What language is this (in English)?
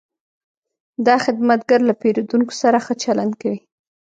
Pashto